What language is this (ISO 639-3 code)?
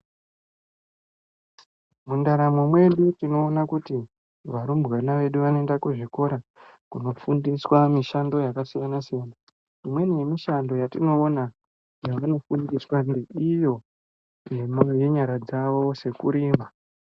ndc